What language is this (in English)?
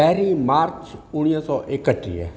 Sindhi